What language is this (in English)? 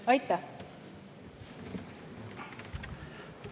Estonian